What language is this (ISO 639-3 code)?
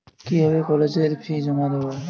ben